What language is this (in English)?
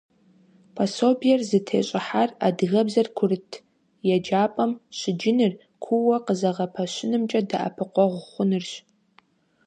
Kabardian